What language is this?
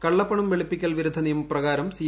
Malayalam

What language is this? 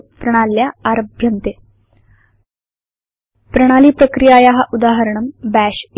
Sanskrit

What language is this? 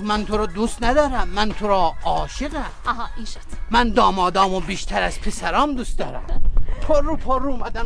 Persian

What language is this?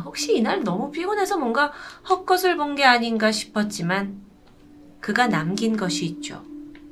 Korean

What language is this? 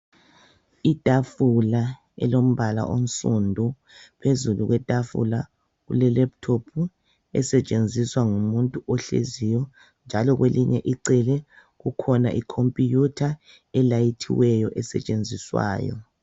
North Ndebele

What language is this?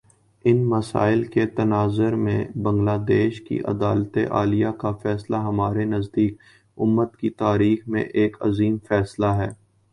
Urdu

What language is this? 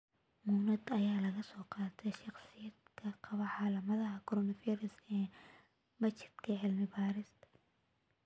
Somali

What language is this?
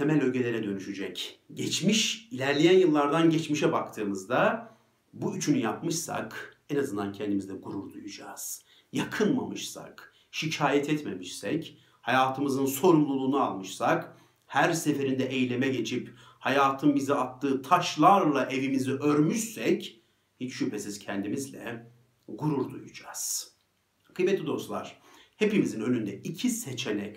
Turkish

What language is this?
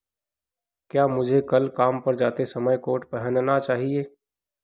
Hindi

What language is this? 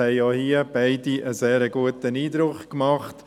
Swiss German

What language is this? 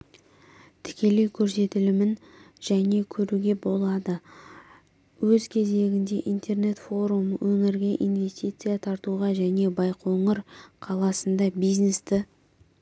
Kazakh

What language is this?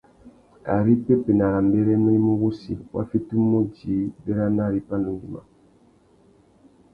Tuki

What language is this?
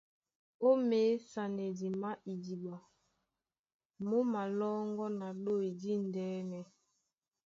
Duala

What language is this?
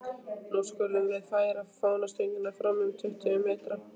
Icelandic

